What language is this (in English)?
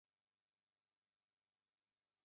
Chinese